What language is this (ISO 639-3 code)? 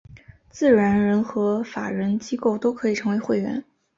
zho